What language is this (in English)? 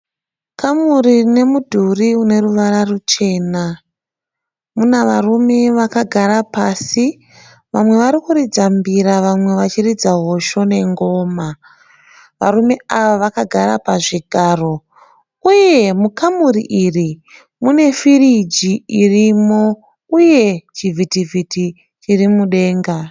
Shona